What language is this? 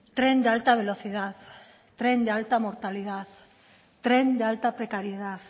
Spanish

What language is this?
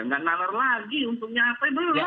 Indonesian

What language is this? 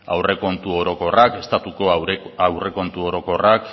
Basque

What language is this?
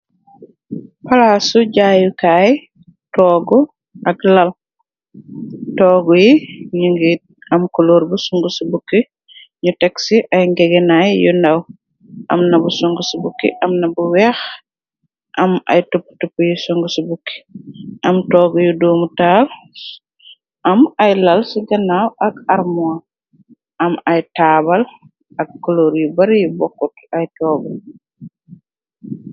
Wolof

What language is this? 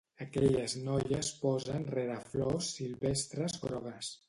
Catalan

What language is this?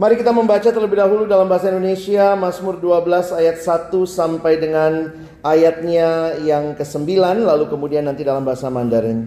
Indonesian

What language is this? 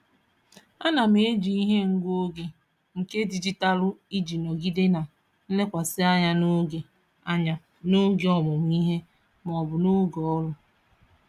Igbo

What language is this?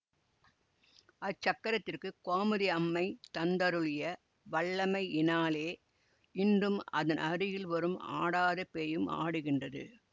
Tamil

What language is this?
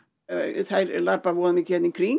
Icelandic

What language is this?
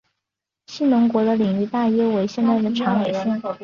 Chinese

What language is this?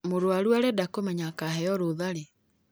Kikuyu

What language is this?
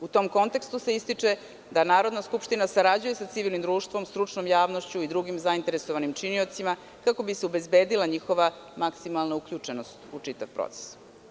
Serbian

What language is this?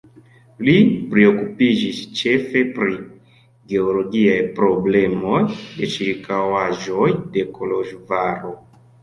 Esperanto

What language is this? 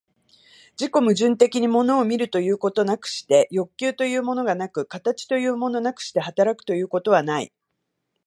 Japanese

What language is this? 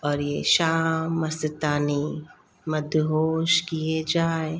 Sindhi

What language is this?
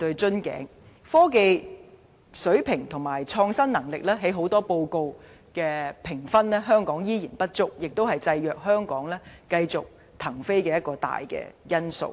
Cantonese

